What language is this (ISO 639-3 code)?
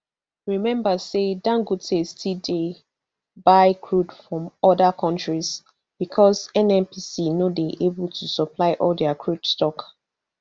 pcm